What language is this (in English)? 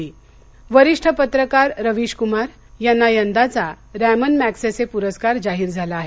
Marathi